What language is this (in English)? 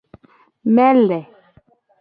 Gen